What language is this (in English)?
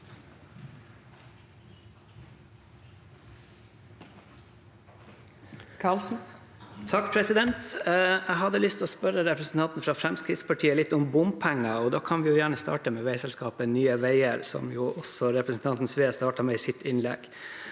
Norwegian